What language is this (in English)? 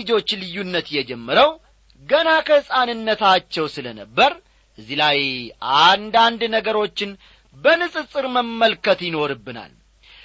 Amharic